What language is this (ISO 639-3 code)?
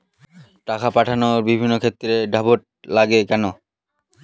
ben